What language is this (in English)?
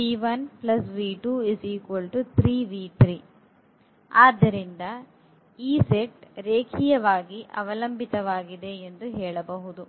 Kannada